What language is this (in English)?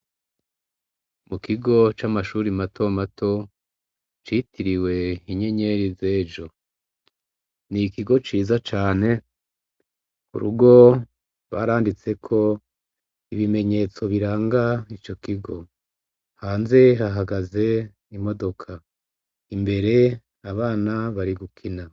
Rundi